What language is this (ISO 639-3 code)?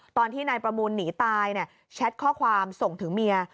tha